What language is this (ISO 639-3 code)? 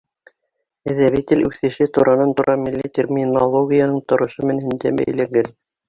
bak